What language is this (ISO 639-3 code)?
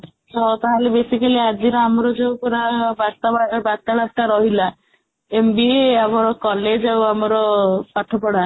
ori